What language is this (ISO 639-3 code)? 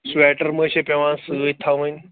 kas